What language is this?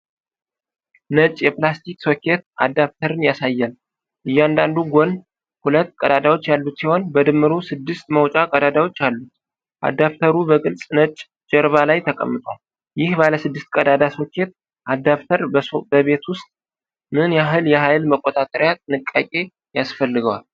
Amharic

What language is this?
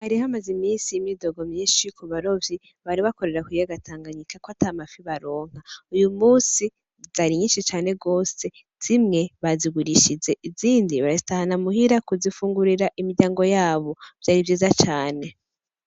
Rundi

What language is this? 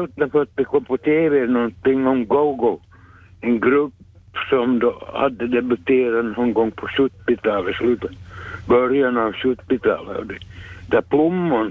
Swedish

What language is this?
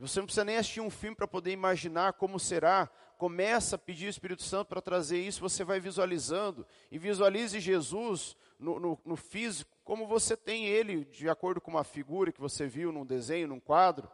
Portuguese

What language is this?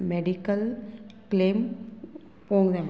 Konkani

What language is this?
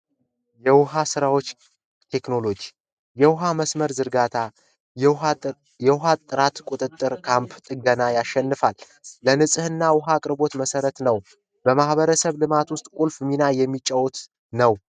Amharic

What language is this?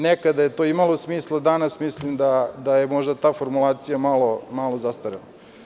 Serbian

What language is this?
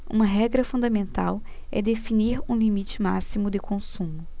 Portuguese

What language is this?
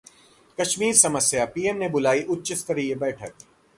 Hindi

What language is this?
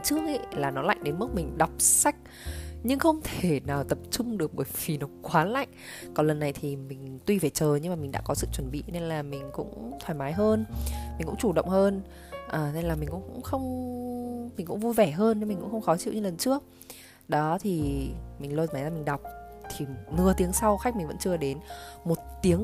Vietnamese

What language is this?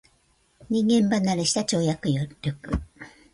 Japanese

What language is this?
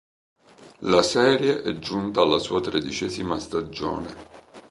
Italian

